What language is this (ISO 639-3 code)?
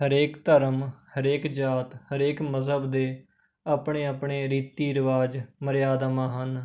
pan